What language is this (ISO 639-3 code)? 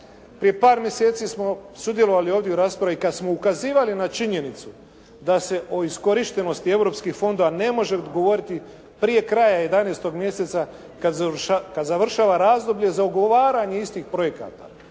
hrv